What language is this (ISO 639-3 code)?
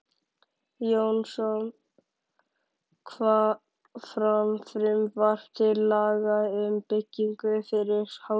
isl